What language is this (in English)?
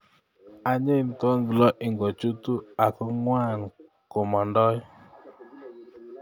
Kalenjin